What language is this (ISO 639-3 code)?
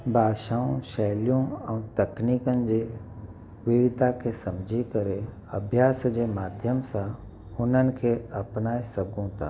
snd